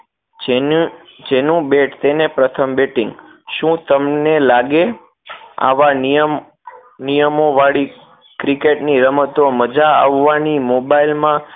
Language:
Gujarati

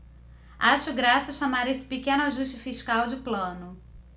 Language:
Portuguese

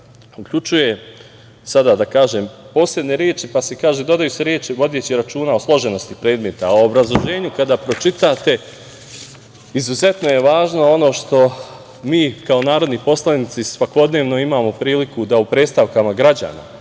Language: Serbian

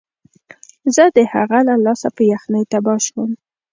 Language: Pashto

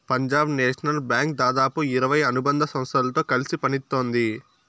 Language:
Telugu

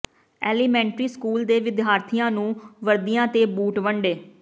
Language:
Punjabi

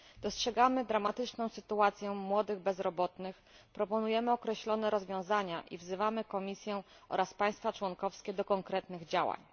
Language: Polish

